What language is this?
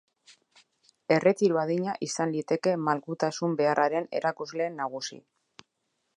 Basque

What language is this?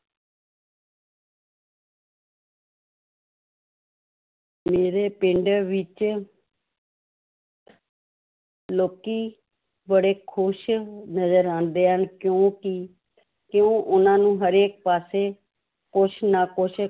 Punjabi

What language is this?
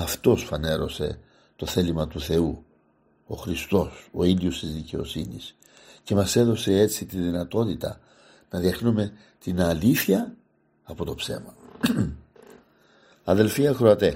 Greek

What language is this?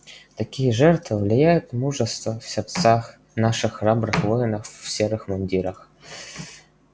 Russian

